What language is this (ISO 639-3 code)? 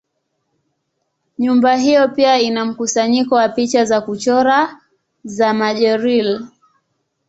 swa